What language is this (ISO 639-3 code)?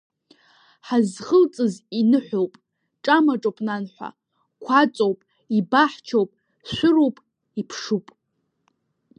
abk